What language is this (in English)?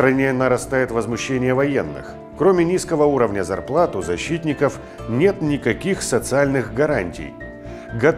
Russian